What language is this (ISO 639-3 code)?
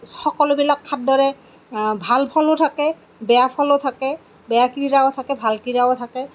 asm